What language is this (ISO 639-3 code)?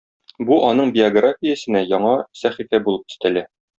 tat